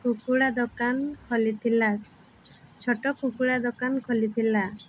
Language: Odia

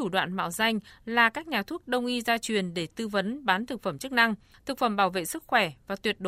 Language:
Vietnamese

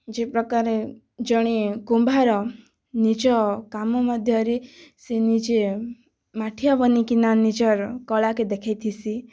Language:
Odia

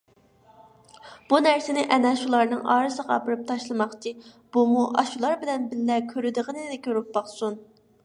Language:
Uyghur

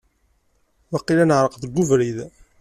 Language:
Kabyle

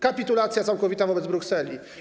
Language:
Polish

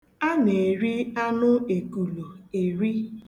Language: Igbo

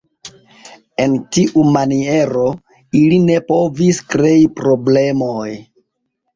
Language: Esperanto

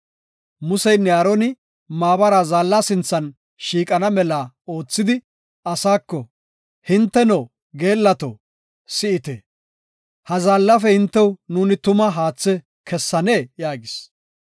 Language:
Gofa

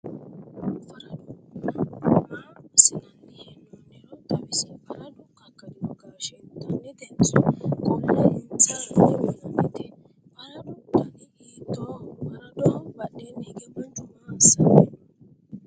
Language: Sidamo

